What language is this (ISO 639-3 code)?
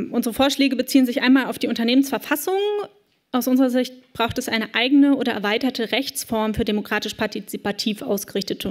deu